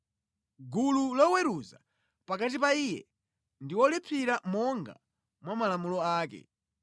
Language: Nyanja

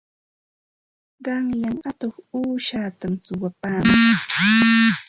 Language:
Ambo-Pasco Quechua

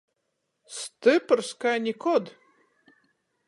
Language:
Latgalian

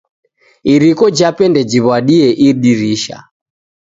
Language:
Taita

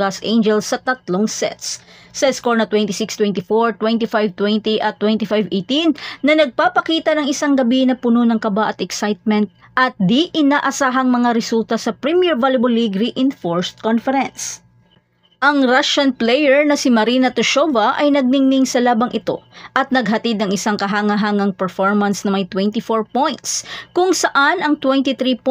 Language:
Filipino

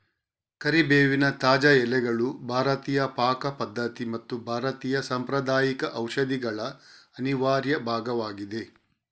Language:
Kannada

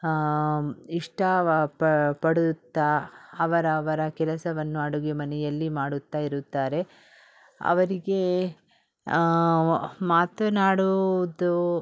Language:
Kannada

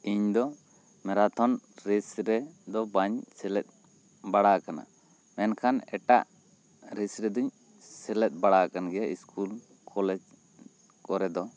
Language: Santali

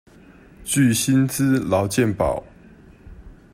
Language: Chinese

